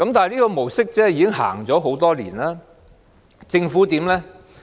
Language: Cantonese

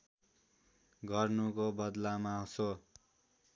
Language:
Nepali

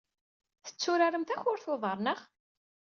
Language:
Kabyle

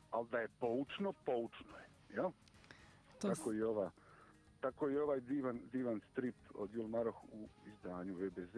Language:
Croatian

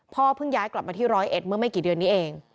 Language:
Thai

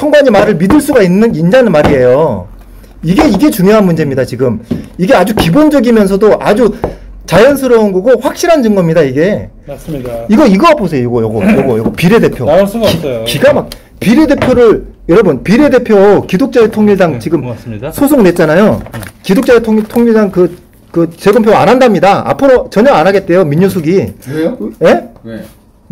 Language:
Korean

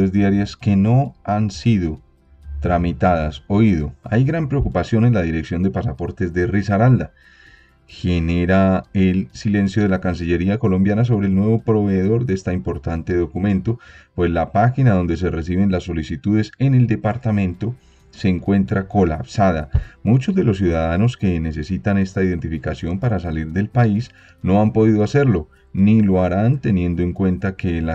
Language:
Spanish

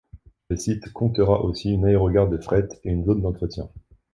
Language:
French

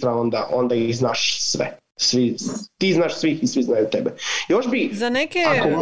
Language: Croatian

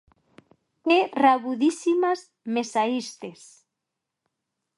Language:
Galician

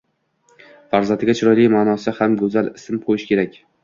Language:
Uzbek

